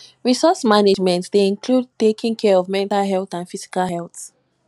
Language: Nigerian Pidgin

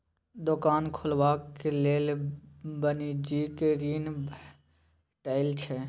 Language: Maithili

